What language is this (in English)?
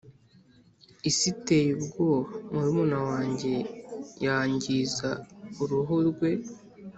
Kinyarwanda